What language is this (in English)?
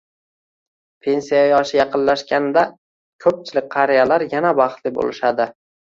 Uzbek